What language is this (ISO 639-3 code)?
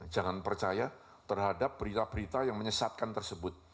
ind